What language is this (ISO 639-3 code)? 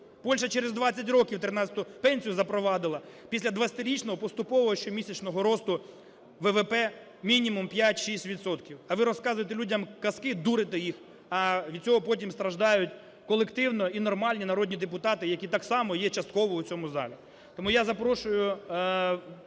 ukr